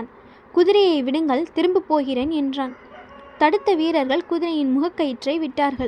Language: Tamil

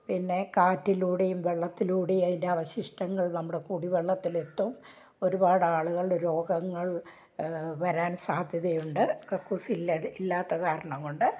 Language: Malayalam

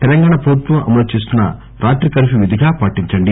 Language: Telugu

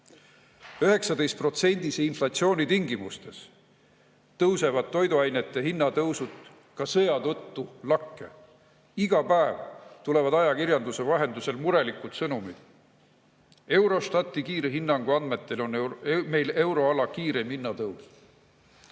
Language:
Estonian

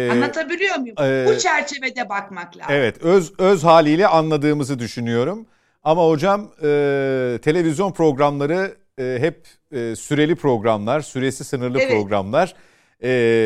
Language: Turkish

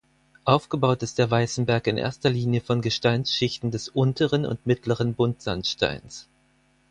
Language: German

